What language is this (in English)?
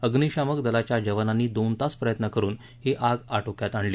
Marathi